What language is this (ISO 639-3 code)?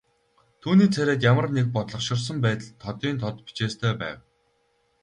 mon